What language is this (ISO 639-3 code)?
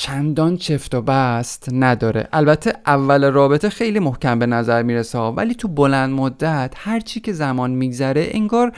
fas